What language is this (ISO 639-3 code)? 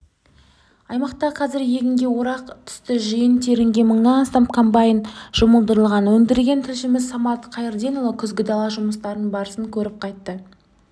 kaz